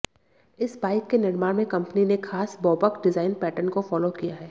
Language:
Hindi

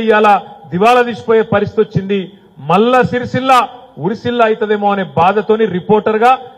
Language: Telugu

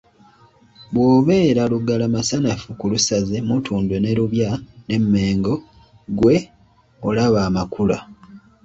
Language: Ganda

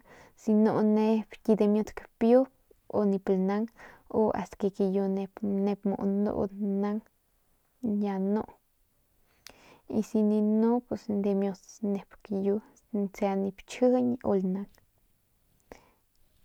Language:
Northern Pame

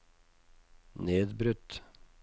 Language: Norwegian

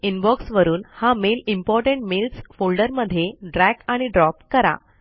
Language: Marathi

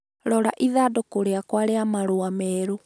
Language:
Kikuyu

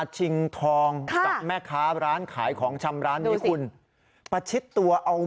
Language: Thai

